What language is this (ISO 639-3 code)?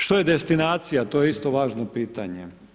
hrv